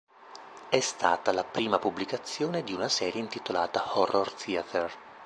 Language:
Italian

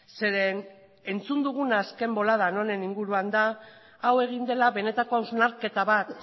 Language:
Basque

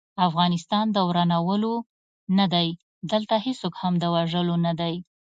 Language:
Pashto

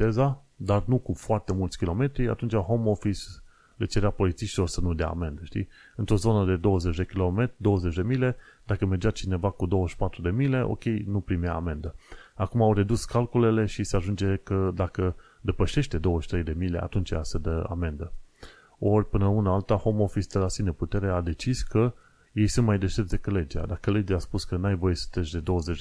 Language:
Romanian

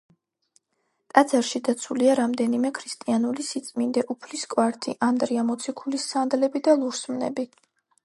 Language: Georgian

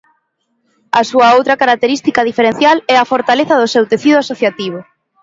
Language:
Galician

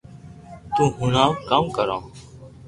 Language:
Loarki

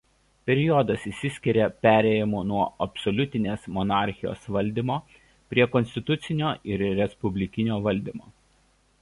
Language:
Lithuanian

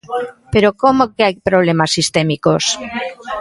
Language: Galician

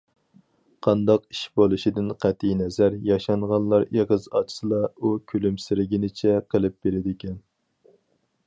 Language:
Uyghur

